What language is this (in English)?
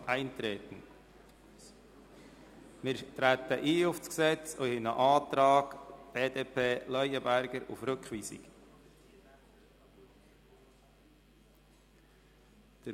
Swiss German